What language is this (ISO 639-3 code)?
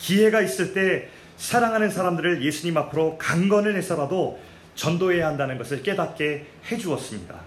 kor